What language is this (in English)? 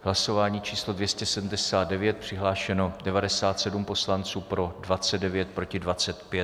Czech